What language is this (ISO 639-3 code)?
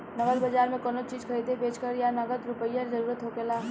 bho